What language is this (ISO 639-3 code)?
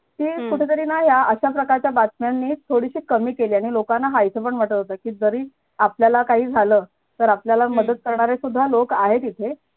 mar